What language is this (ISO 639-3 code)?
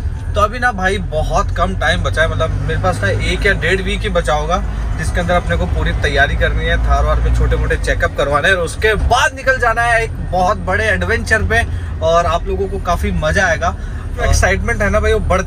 hin